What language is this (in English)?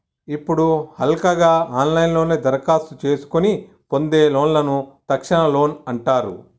Telugu